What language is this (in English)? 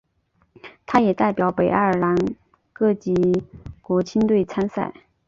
Chinese